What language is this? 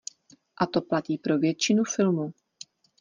Czech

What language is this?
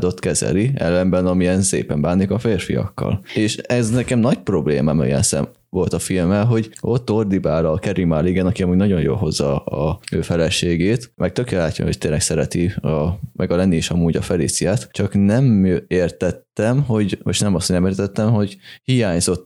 Hungarian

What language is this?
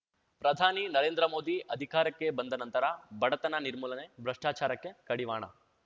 Kannada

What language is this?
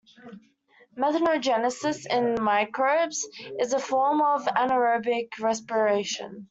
English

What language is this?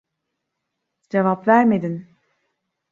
Turkish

